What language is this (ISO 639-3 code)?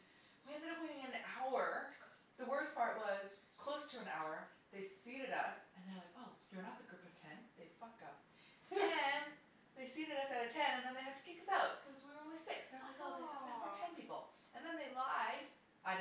eng